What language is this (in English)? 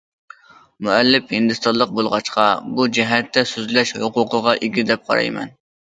Uyghur